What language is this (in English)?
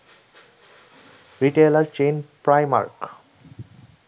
Bangla